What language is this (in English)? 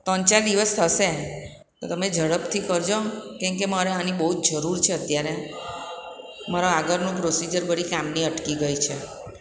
Gujarati